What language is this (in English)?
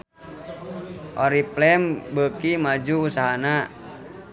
Sundanese